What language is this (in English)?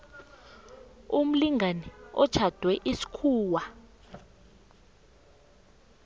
South Ndebele